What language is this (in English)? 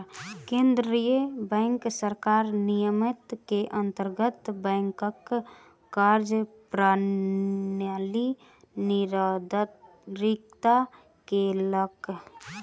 Maithili